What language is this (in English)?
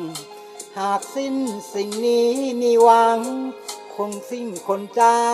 Thai